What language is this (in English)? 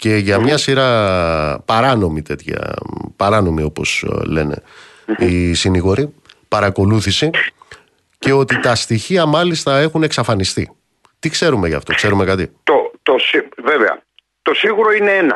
Greek